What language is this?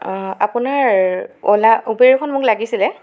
Assamese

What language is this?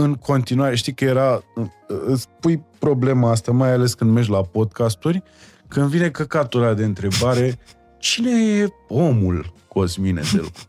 Romanian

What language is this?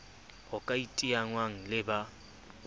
Southern Sotho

